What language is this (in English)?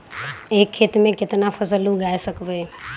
Magahi